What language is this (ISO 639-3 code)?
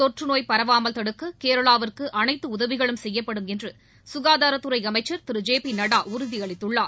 tam